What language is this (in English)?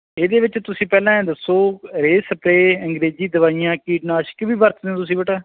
Punjabi